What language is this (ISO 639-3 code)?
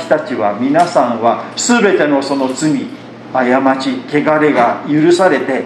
jpn